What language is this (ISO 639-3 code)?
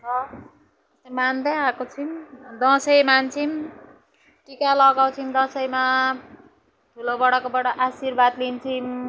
nep